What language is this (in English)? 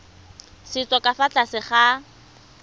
Tswana